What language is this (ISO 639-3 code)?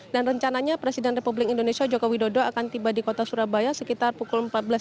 ind